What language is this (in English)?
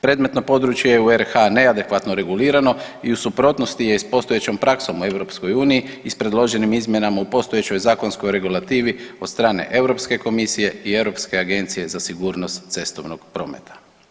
Croatian